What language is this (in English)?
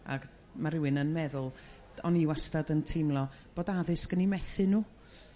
Welsh